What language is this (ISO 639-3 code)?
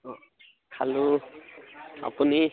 asm